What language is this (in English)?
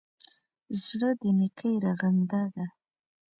Pashto